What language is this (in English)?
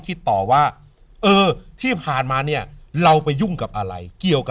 Thai